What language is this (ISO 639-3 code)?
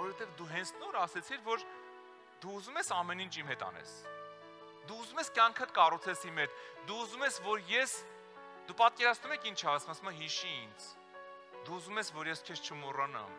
ron